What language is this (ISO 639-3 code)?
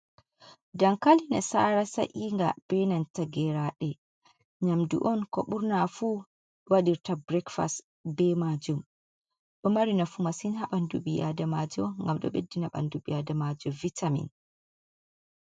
ful